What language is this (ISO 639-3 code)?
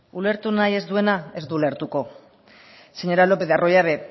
eus